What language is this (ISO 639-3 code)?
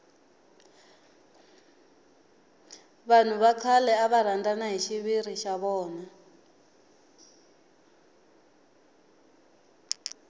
tso